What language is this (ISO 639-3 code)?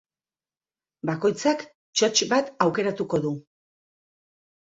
eus